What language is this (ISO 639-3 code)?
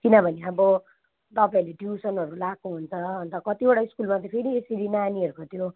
nep